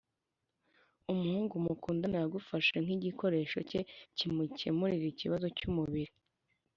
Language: Kinyarwanda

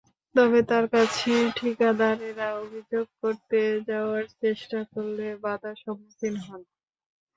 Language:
Bangla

